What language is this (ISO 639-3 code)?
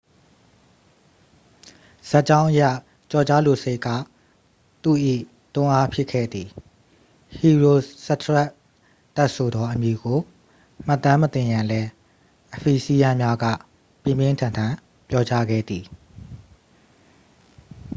mya